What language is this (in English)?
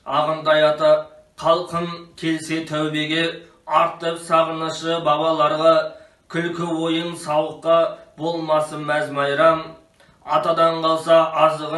Turkish